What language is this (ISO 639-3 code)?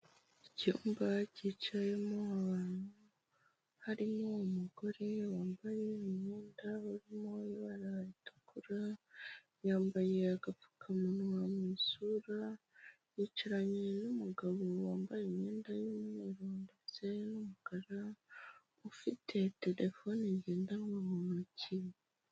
kin